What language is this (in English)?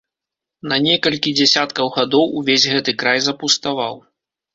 Belarusian